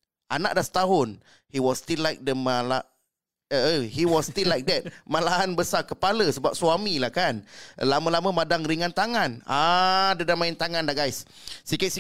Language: Malay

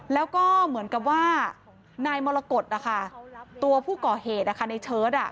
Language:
Thai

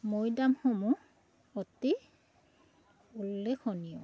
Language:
Assamese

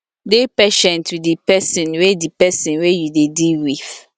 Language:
Nigerian Pidgin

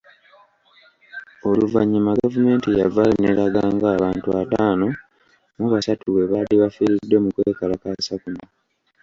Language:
Ganda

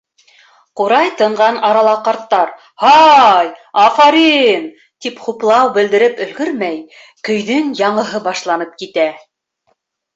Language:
Bashkir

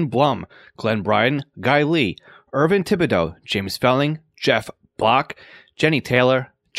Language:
English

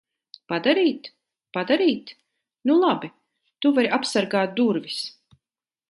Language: Latvian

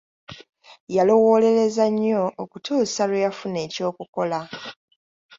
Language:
Ganda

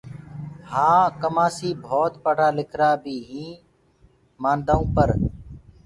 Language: Gurgula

